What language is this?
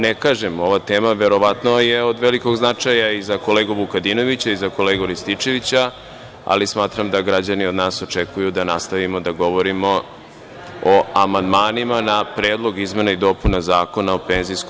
Serbian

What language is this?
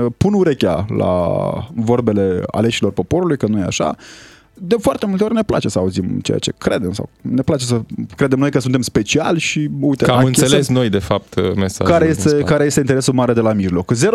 Romanian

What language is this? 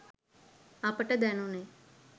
Sinhala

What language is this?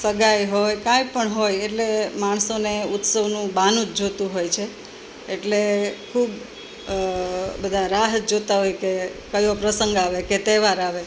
Gujarati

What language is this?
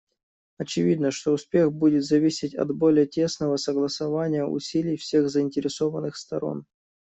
Russian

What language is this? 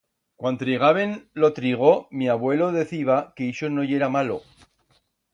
Aragonese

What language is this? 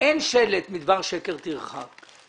Hebrew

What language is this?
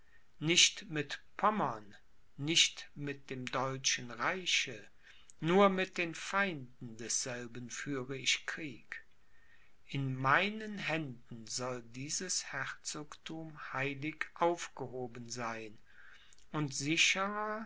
German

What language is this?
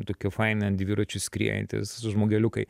Lithuanian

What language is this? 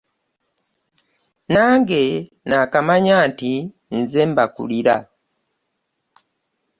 Ganda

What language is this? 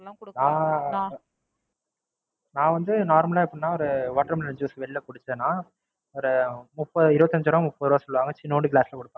Tamil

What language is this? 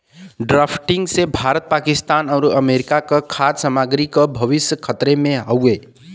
Bhojpuri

